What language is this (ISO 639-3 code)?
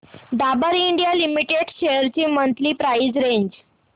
mar